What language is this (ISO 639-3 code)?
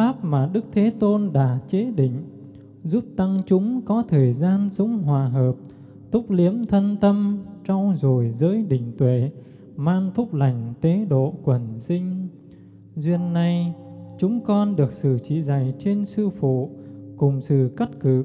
vie